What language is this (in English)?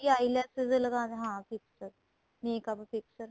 Punjabi